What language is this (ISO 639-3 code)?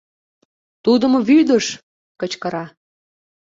chm